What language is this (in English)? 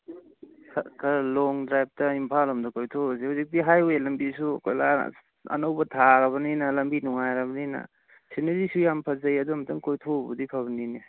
Manipuri